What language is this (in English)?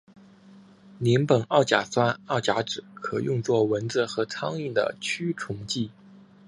Chinese